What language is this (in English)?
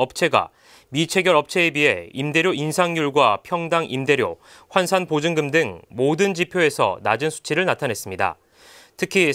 Korean